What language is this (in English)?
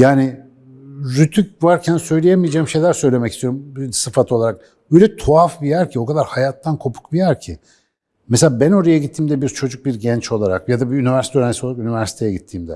Turkish